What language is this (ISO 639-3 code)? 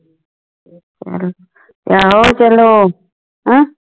pan